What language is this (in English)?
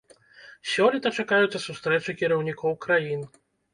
Belarusian